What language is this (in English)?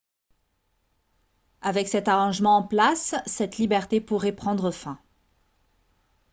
French